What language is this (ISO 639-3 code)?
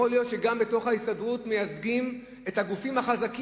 heb